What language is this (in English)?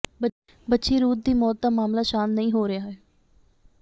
Punjabi